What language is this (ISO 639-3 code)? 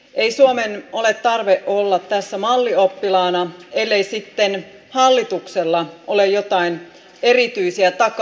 fin